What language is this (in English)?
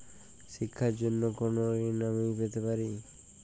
Bangla